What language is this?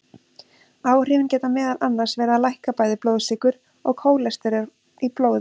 Icelandic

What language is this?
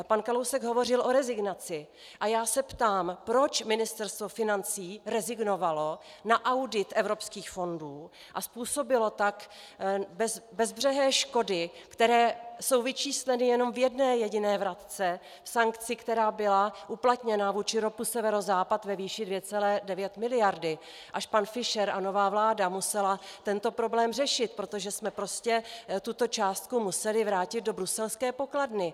Czech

